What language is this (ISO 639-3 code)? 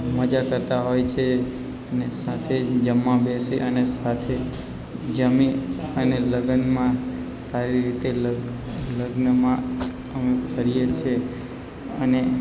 guj